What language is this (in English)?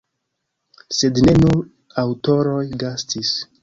Esperanto